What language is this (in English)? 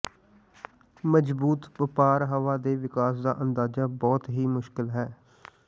Punjabi